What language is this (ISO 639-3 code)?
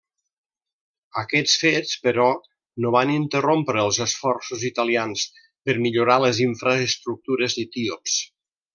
cat